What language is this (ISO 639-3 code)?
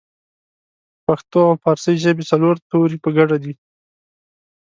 pus